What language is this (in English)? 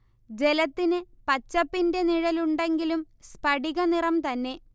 Malayalam